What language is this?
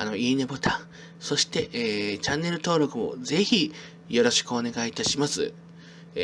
Japanese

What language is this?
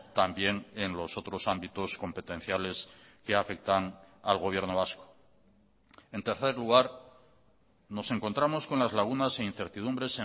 Spanish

